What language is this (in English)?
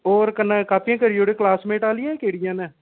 Dogri